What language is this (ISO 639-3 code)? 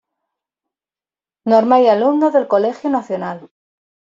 spa